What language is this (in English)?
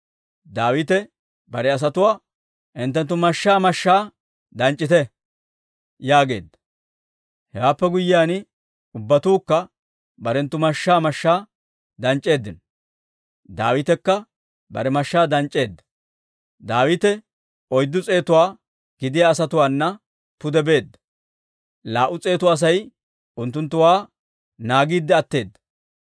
Dawro